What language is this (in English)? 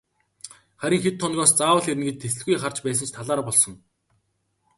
Mongolian